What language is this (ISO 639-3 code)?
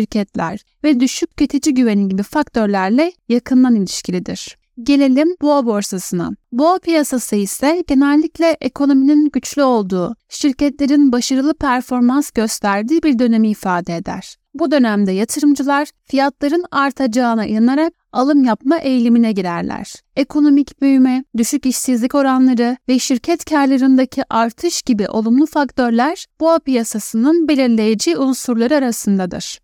tur